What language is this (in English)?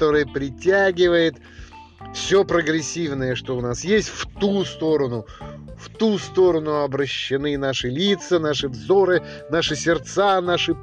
Russian